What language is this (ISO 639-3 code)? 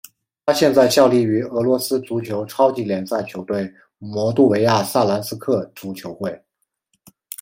zho